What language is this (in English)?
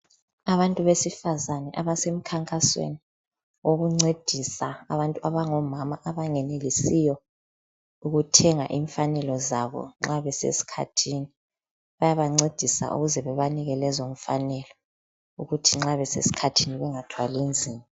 North Ndebele